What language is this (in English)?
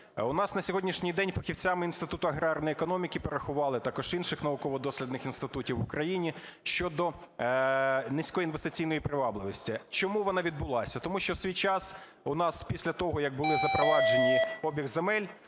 Ukrainian